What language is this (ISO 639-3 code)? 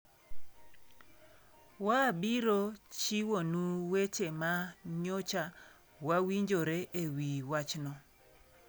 luo